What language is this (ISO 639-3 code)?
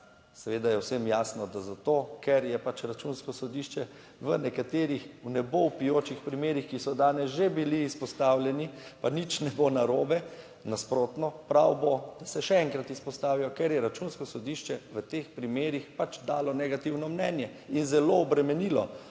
slv